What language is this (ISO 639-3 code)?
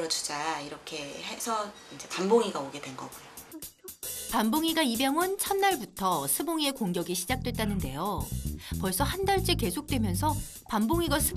kor